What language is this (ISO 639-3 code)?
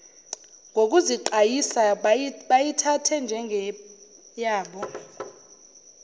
zul